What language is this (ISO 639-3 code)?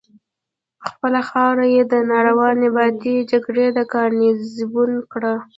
pus